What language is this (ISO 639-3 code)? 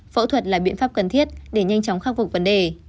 vie